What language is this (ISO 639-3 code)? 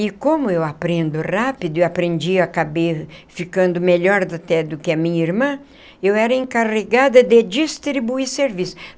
por